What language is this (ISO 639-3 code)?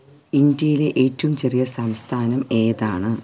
mal